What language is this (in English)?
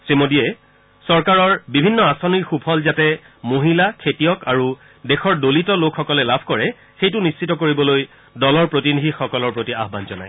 Assamese